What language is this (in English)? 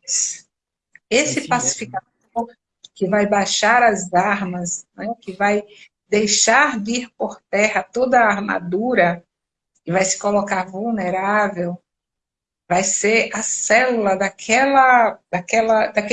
Portuguese